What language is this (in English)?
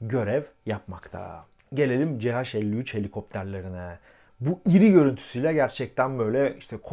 Turkish